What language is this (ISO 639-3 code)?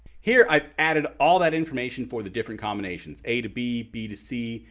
eng